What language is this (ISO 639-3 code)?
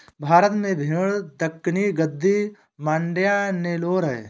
hin